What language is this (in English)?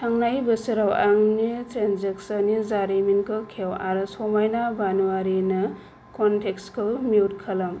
Bodo